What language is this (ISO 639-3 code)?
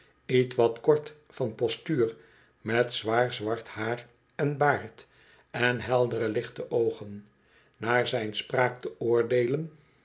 nld